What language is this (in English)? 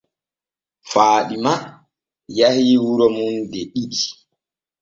Borgu Fulfulde